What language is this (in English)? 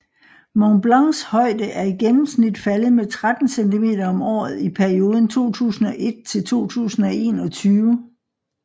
Danish